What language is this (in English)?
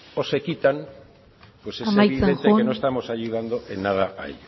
Spanish